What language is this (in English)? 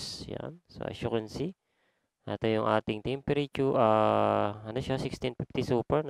Filipino